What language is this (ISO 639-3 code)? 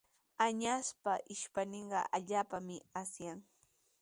qws